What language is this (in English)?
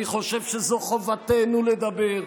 Hebrew